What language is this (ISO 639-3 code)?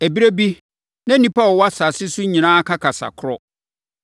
aka